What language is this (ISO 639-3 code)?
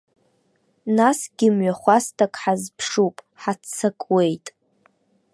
abk